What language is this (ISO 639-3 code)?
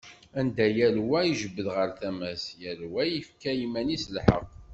kab